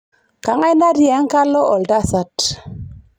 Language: Masai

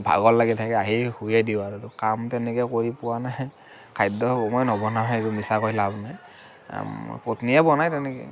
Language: Assamese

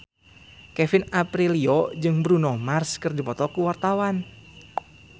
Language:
Sundanese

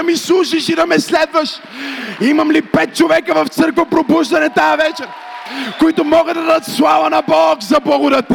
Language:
Bulgarian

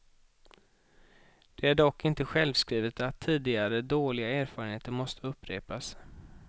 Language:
Swedish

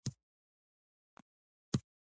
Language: Pashto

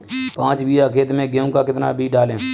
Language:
Hindi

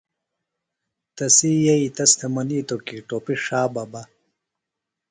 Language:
Phalura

